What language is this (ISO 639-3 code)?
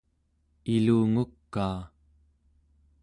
esu